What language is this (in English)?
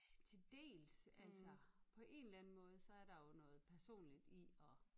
Danish